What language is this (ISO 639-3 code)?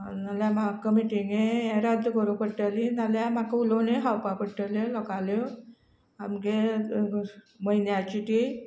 kok